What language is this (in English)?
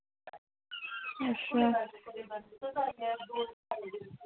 Dogri